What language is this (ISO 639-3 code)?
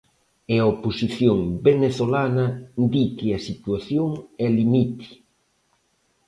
glg